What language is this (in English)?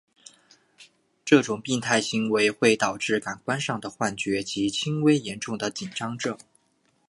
Chinese